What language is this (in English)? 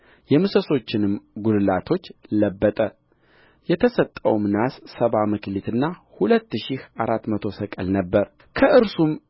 Amharic